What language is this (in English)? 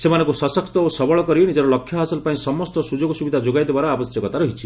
Odia